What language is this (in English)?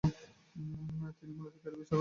Bangla